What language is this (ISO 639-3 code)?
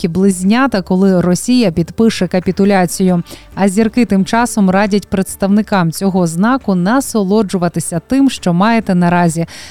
ukr